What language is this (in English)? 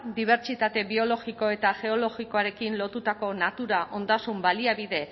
Basque